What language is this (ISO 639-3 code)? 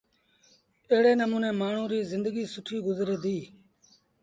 sbn